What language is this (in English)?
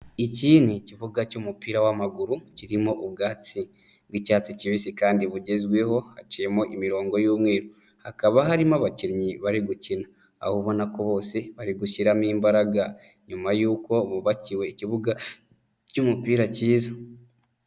Kinyarwanda